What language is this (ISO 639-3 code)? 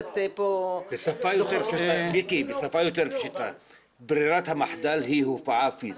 heb